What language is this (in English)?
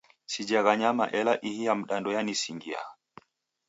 Taita